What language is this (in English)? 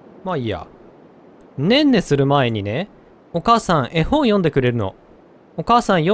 Japanese